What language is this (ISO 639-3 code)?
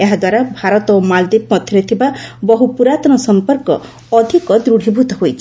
ori